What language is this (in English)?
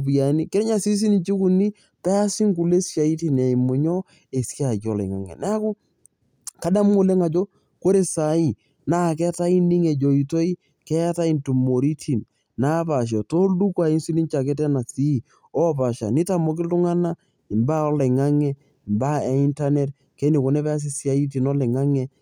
Masai